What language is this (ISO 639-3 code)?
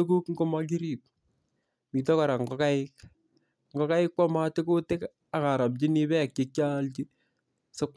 kln